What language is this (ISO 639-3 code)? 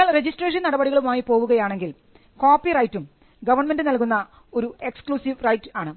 mal